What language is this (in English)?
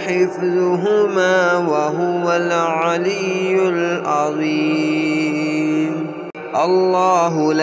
Arabic